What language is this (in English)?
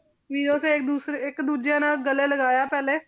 Punjabi